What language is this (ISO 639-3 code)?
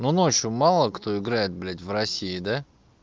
rus